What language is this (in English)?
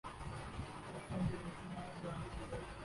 Urdu